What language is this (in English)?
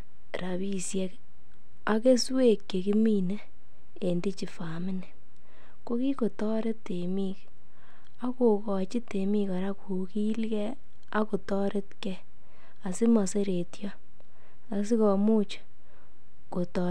Kalenjin